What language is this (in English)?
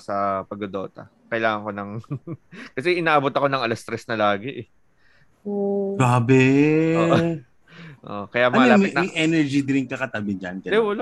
Filipino